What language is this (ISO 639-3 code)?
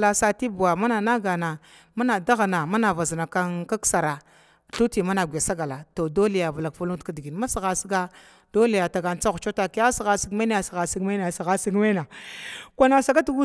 glw